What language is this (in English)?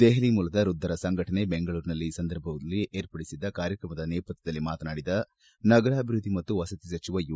Kannada